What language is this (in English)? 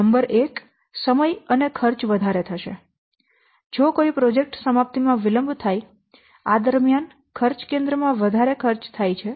Gujarati